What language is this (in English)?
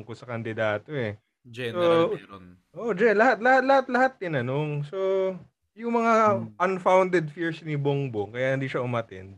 Filipino